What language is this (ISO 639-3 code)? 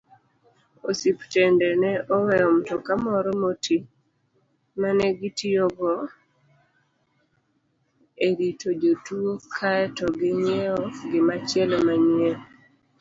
luo